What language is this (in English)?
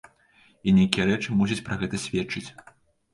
Belarusian